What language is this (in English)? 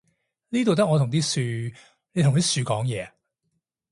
Cantonese